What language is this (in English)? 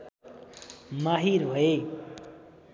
Nepali